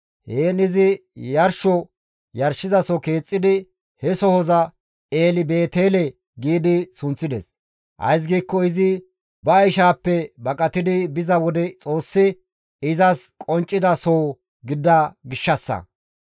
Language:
Gamo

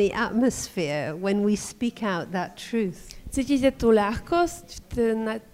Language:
Slovak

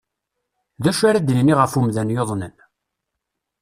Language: Kabyle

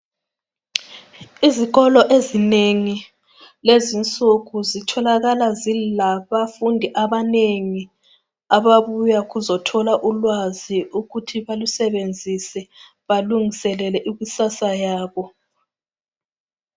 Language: North Ndebele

